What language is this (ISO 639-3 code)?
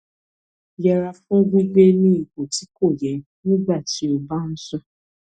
yor